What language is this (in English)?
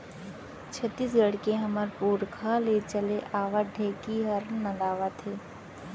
Chhattisgarhi